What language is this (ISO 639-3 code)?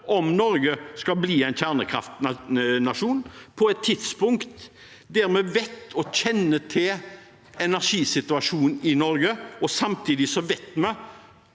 nor